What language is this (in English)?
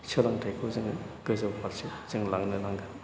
Bodo